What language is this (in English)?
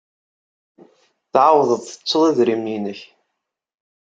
Kabyle